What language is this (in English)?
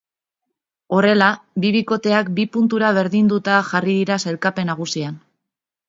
Basque